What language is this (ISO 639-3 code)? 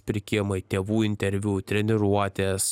lit